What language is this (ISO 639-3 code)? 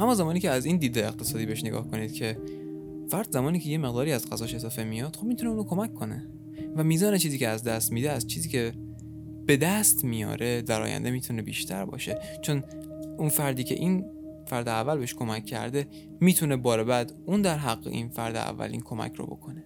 fas